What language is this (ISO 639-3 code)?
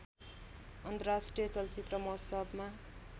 nep